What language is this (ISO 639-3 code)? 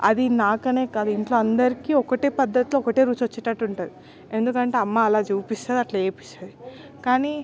tel